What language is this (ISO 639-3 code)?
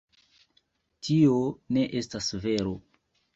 epo